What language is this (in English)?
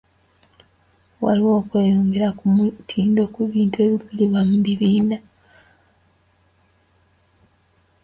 Ganda